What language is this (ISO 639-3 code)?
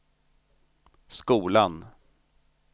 swe